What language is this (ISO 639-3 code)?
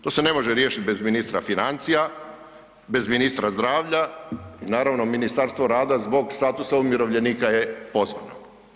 hrv